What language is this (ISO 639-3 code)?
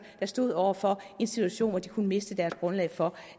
dan